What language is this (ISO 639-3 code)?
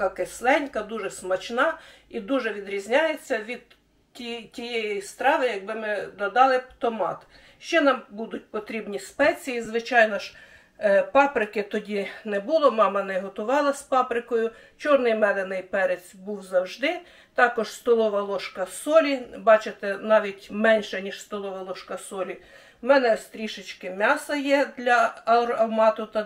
ukr